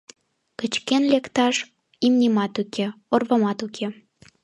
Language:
Mari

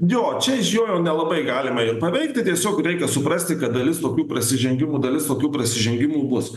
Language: Lithuanian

